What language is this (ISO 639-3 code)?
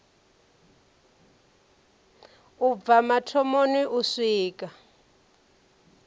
ven